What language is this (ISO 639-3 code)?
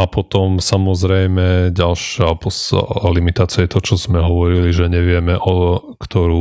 slk